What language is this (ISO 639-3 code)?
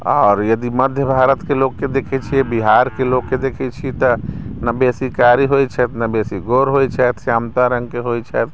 mai